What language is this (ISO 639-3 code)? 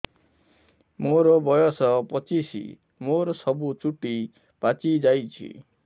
ori